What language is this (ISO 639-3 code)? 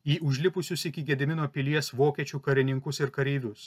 lit